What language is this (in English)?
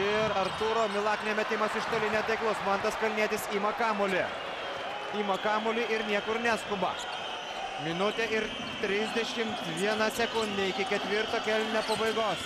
Lithuanian